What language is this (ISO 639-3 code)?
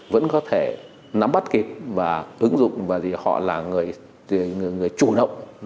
vie